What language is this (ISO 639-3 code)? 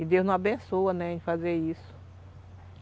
por